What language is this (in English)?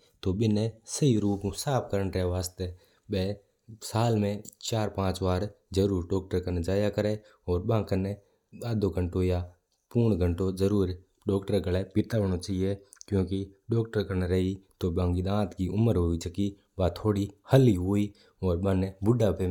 Mewari